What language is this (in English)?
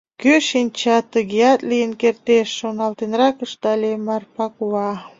Mari